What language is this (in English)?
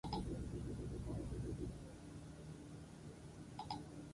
Basque